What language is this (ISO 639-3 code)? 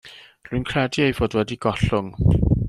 cym